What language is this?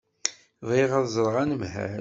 Kabyle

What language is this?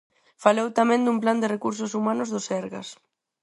Galician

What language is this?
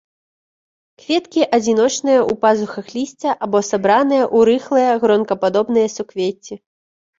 Belarusian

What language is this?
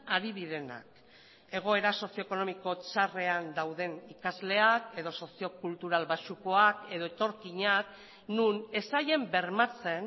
Basque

